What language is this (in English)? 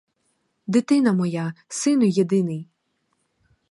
Ukrainian